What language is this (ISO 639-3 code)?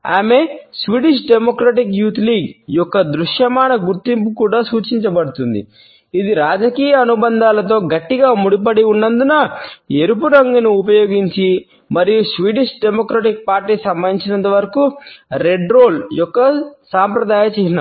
tel